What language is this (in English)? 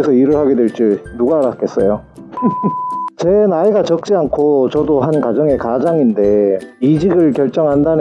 Korean